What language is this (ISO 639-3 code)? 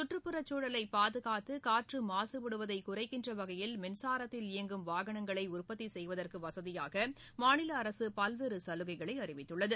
tam